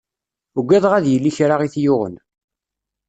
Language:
Kabyle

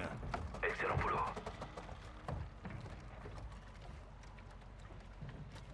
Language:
French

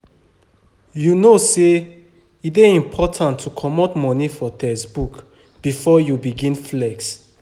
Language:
Nigerian Pidgin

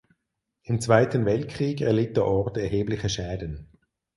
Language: German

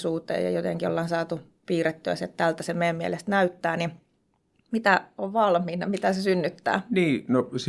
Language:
Finnish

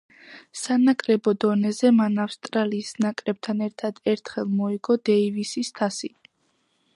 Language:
Georgian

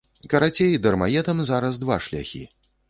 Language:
Belarusian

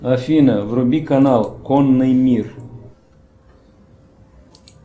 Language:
Russian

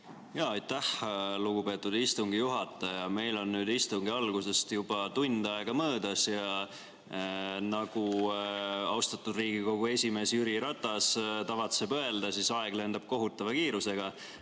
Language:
Estonian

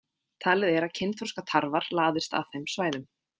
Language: Icelandic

